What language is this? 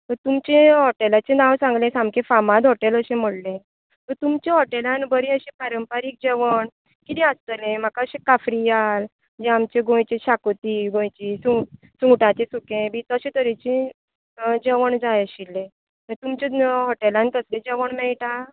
Konkani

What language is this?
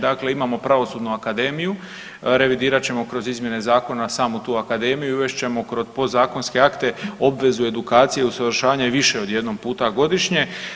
Croatian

